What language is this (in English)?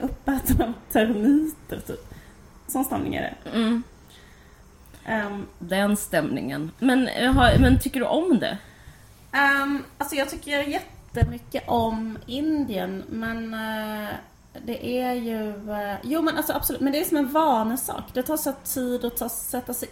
Swedish